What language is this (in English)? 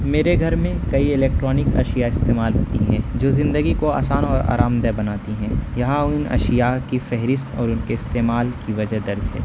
Urdu